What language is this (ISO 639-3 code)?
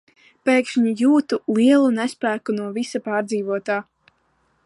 lav